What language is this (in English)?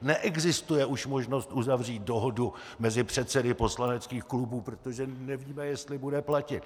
Czech